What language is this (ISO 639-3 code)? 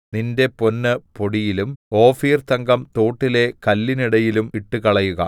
mal